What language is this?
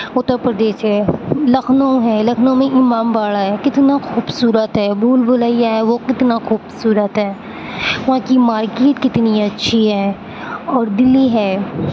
Urdu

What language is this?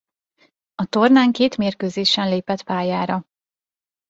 Hungarian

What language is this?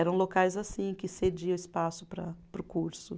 Portuguese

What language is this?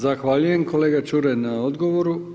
Croatian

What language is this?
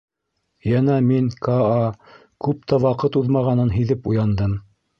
Bashkir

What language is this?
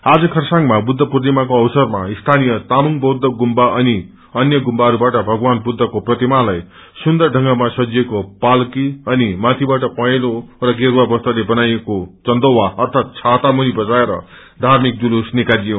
Nepali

